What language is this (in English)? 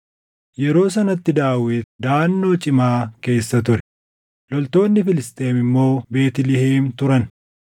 Oromo